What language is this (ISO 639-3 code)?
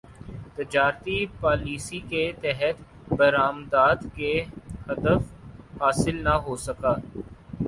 urd